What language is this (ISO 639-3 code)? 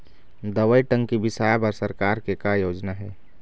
hne